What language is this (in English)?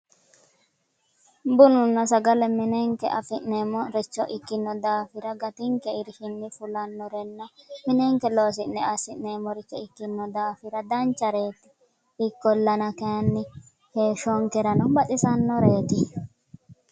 Sidamo